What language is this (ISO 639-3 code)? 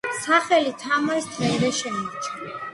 kat